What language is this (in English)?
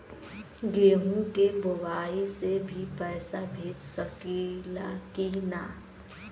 Bhojpuri